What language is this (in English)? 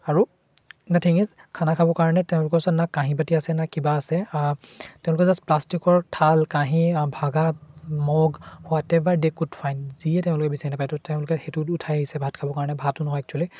Assamese